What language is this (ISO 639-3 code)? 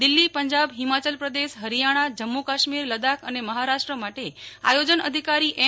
guj